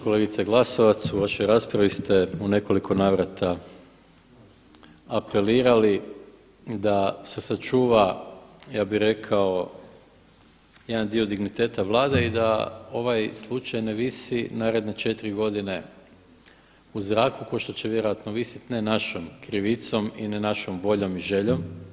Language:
Croatian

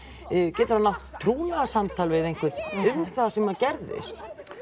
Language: Icelandic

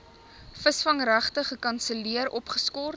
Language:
Afrikaans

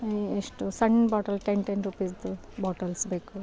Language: Kannada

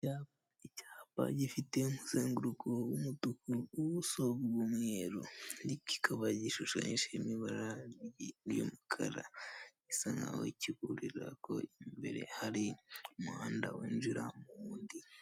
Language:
Kinyarwanda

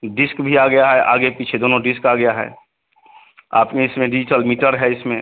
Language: Hindi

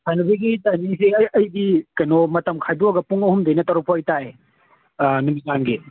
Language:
Manipuri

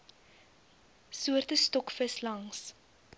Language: Afrikaans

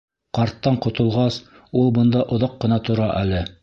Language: Bashkir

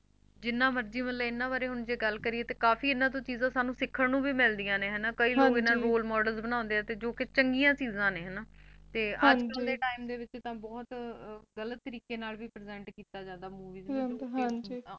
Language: Punjabi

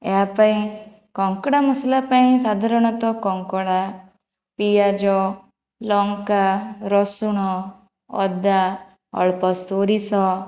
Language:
Odia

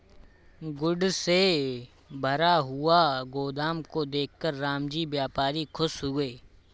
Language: Hindi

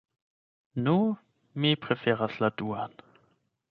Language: Esperanto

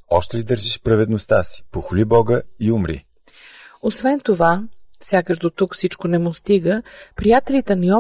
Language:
Bulgarian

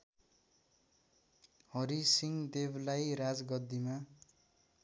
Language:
Nepali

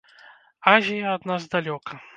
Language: Belarusian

